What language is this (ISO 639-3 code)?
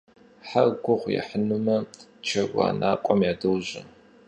kbd